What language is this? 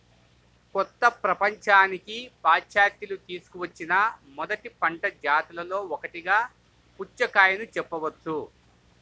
Telugu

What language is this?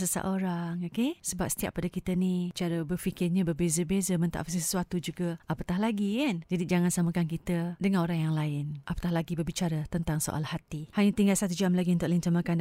Malay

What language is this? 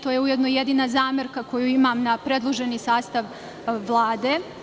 Serbian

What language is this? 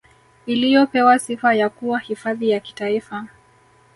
Swahili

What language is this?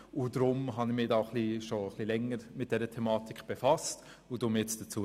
Swiss German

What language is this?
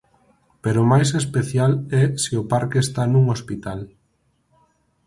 Galician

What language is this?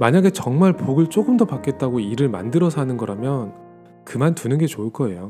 Korean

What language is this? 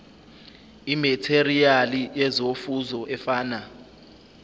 Zulu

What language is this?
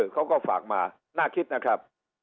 Thai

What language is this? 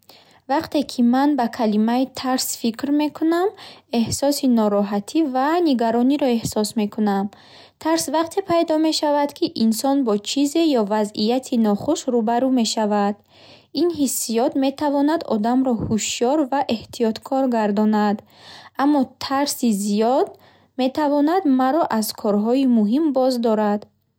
Bukharic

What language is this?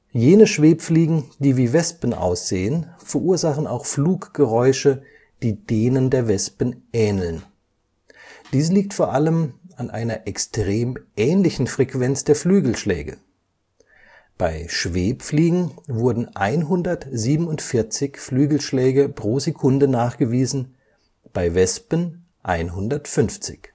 German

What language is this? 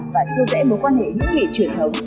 Vietnamese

